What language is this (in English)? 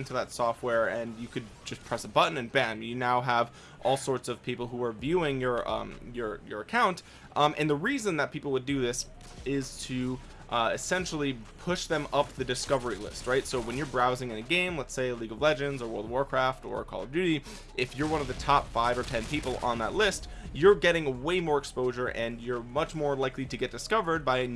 English